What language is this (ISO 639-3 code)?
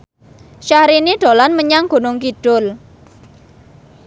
jav